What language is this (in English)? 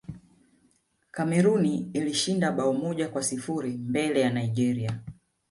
Swahili